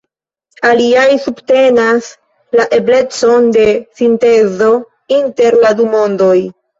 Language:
Esperanto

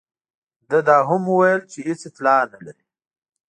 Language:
Pashto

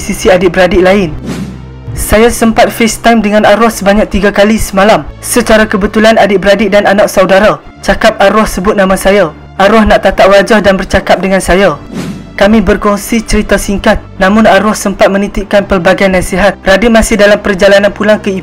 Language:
Malay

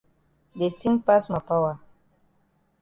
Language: Cameroon Pidgin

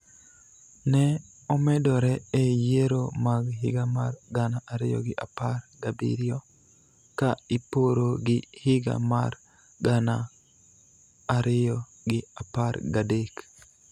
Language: Luo (Kenya and Tanzania)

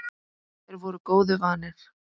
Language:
Icelandic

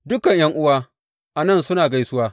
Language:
Hausa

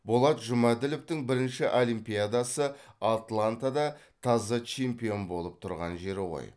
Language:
Kazakh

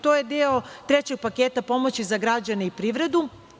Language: Serbian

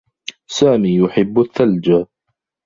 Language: Arabic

